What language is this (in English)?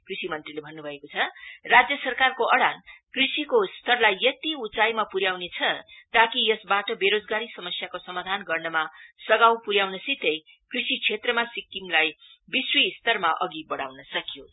Nepali